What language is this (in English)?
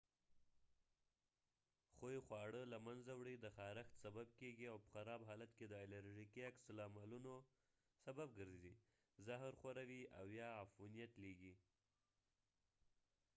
Pashto